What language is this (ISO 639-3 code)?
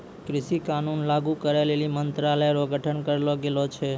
mai